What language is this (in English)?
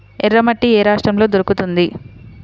Telugu